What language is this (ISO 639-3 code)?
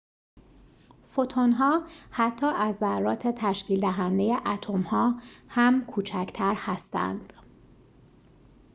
fas